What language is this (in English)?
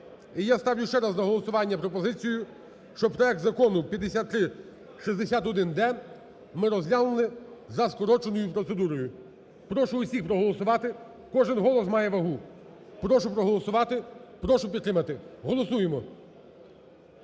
Ukrainian